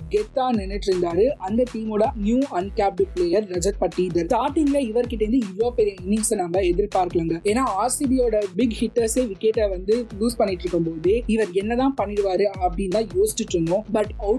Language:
Tamil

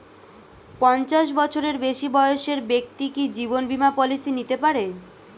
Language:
Bangla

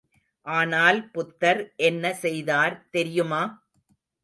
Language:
Tamil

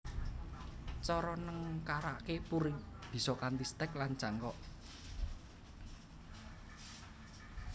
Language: Javanese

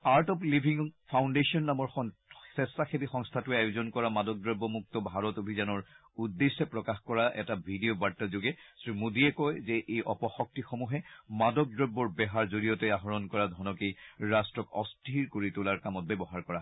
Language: Assamese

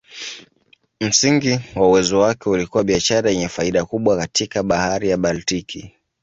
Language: Swahili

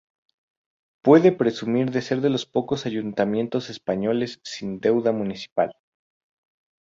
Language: Spanish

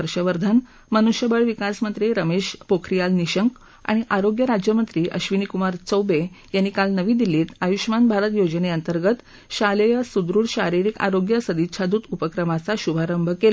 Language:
Marathi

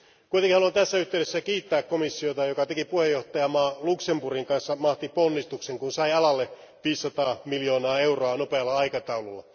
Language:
Finnish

